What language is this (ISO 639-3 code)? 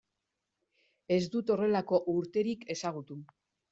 eus